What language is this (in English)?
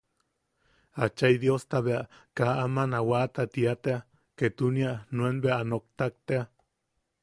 Yaqui